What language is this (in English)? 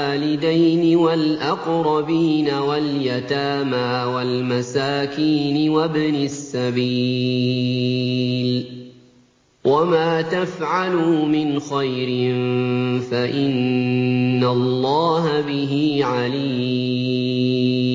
Arabic